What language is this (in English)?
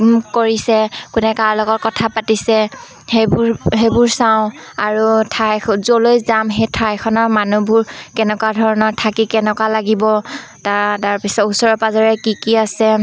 Assamese